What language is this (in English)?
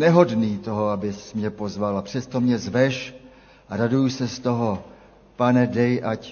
Czech